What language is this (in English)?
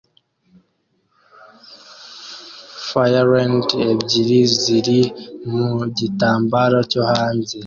Kinyarwanda